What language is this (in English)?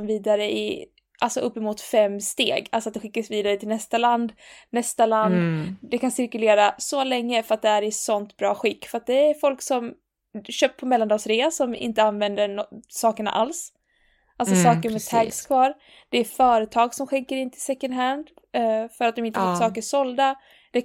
Swedish